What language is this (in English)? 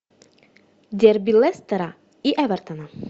Russian